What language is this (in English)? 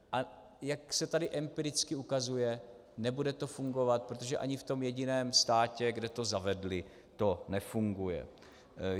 Czech